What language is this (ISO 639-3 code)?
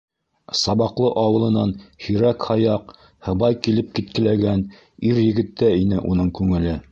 bak